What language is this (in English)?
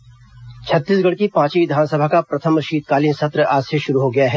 Hindi